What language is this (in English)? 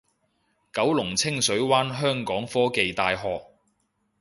Cantonese